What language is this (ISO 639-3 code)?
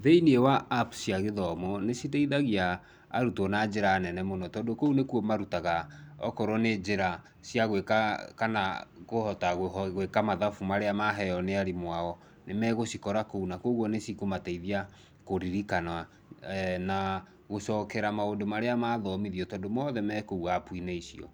kik